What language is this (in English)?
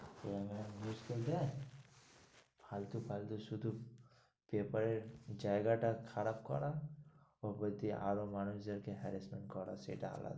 Bangla